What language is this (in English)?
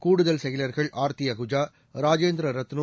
Tamil